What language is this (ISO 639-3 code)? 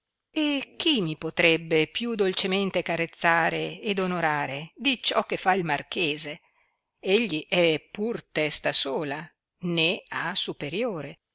ita